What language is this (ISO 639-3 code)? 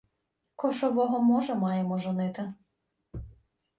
ukr